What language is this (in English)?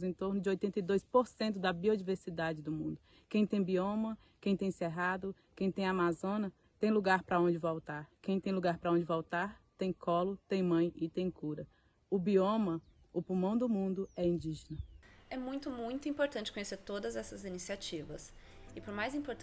Portuguese